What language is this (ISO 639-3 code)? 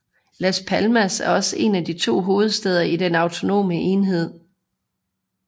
dan